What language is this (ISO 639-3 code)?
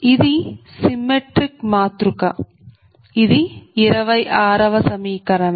tel